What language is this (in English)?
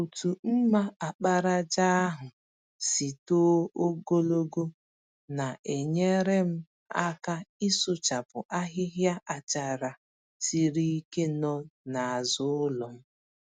Igbo